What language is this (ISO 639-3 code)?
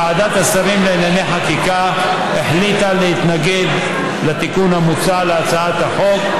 heb